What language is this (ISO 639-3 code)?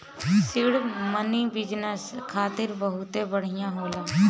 bho